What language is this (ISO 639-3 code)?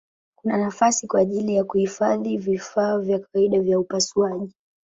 swa